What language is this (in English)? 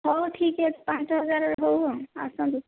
Odia